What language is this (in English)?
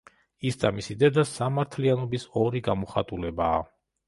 Georgian